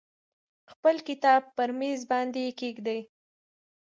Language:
Pashto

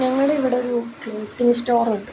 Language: Malayalam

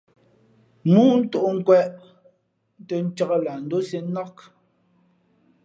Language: Fe'fe'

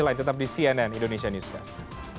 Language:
Indonesian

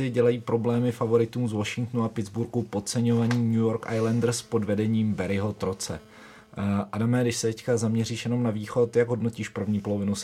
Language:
Czech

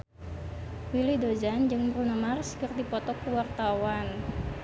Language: Sundanese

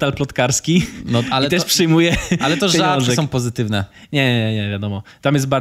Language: Polish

